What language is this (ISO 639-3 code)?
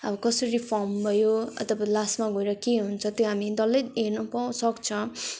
nep